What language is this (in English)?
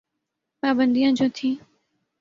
Urdu